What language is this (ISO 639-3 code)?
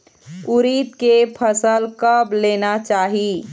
hne